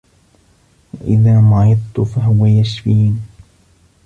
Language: Arabic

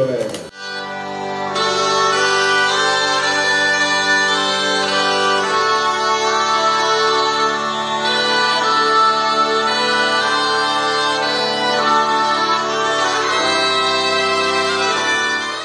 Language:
Italian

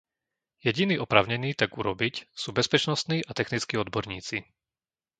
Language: Slovak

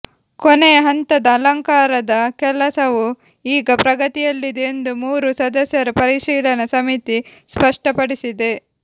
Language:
Kannada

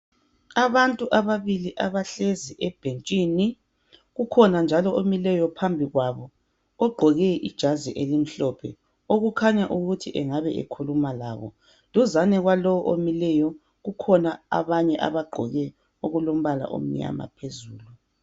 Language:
North Ndebele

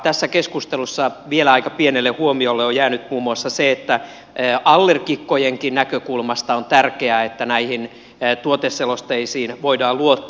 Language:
Finnish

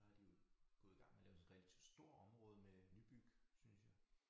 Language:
Danish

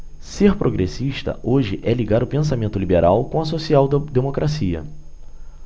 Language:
Portuguese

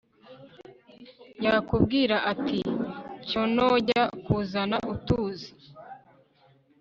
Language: Kinyarwanda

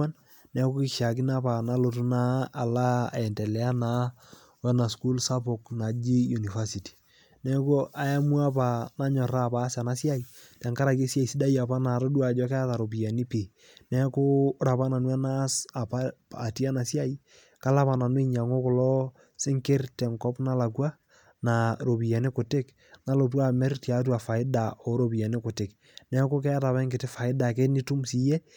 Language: Masai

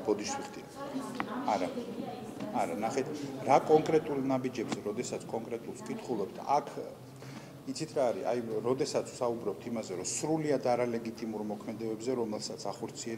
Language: Romanian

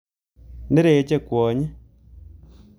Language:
Kalenjin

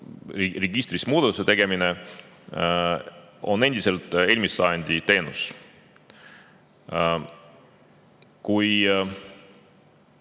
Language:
Estonian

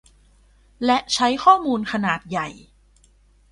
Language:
Thai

